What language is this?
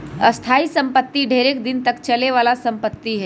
Magahi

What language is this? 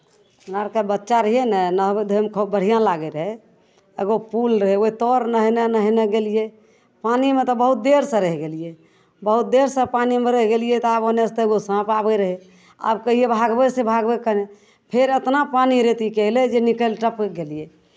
Maithili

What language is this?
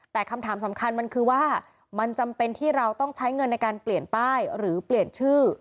Thai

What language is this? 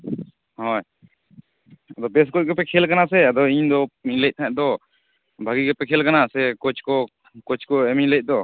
Santali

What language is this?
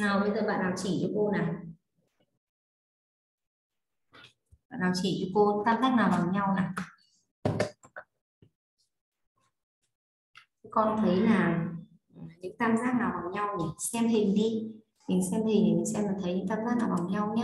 Vietnamese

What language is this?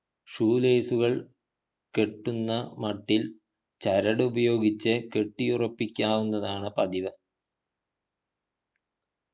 Malayalam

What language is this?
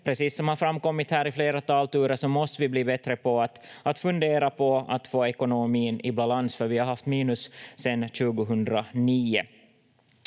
Finnish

